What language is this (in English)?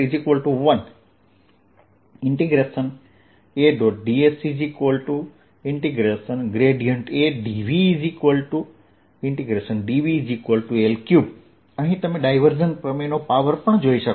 Gujarati